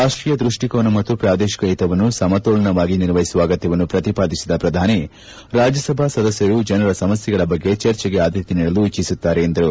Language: Kannada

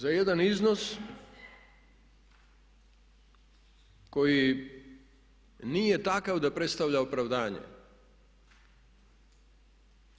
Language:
Croatian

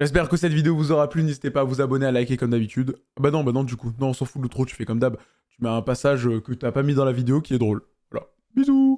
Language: French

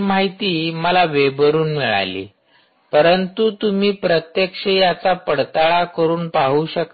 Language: Marathi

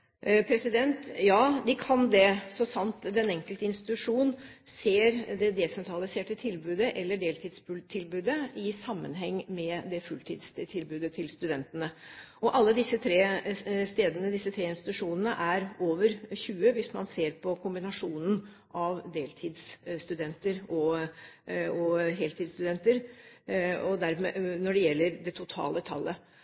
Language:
Norwegian Bokmål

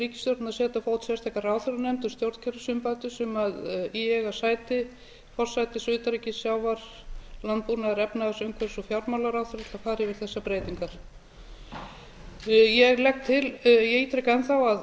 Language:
Icelandic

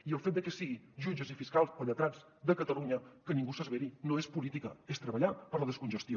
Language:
Catalan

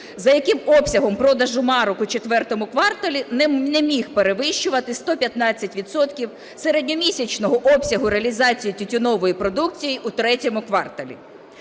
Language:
Ukrainian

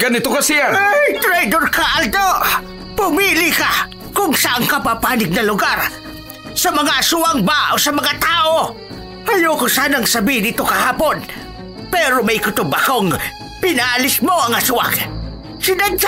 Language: Filipino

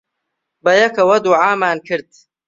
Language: Central Kurdish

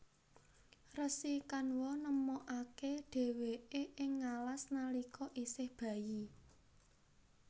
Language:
Javanese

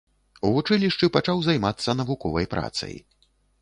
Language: Belarusian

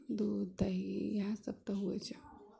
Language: Maithili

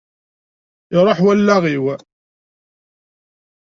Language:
Kabyle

